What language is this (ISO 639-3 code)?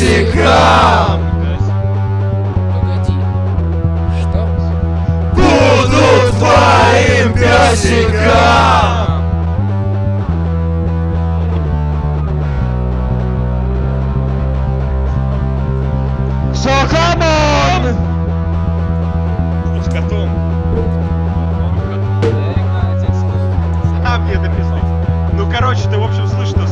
rus